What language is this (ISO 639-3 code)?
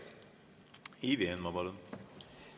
est